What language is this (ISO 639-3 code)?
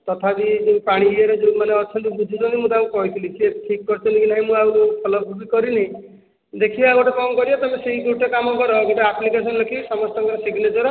ori